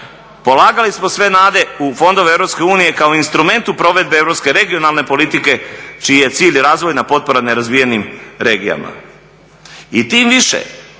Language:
Croatian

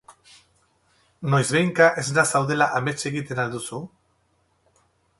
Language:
Basque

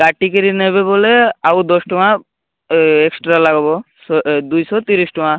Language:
Odia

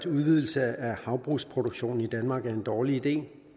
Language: Danish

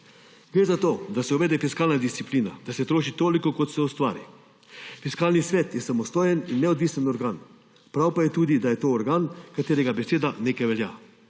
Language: Slovenian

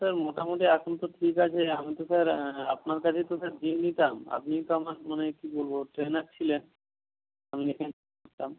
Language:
Bangla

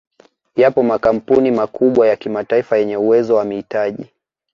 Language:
Swahili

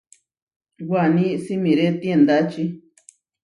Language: Huarijio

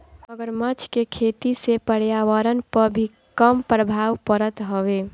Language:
Bhojpuri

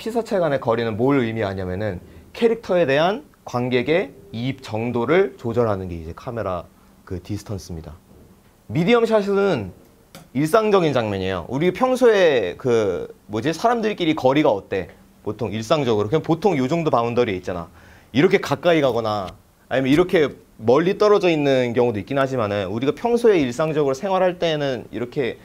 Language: Korean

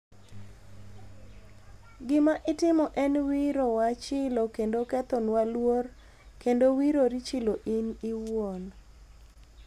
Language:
Luo (Kenya and Tanzania)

